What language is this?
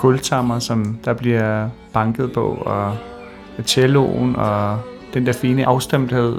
Danish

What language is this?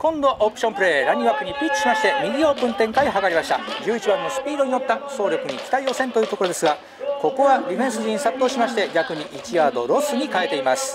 Japanese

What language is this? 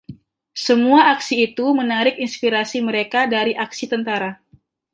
Indonesian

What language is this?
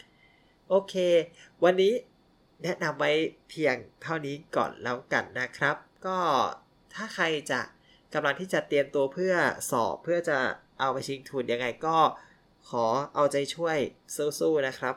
Thai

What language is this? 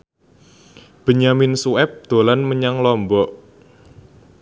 Javanese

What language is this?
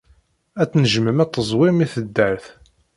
Kabyle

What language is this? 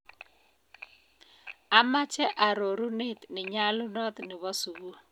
Kalenjin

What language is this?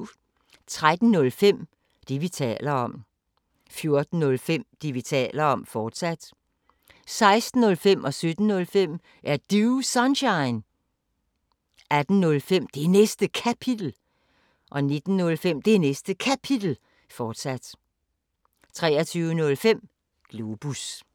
Danish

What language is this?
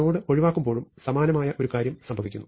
Malayalam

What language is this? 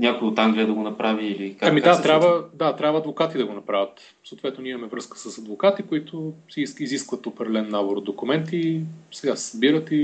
Bulgarian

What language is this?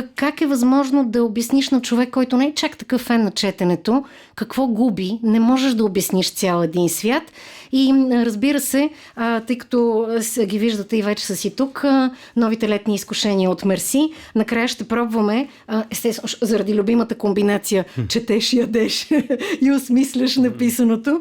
Bulgarian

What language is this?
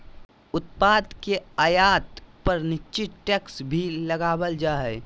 Magahi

